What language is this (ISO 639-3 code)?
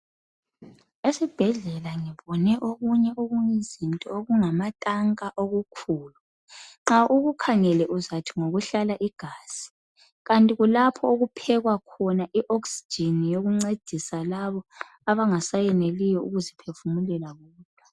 nde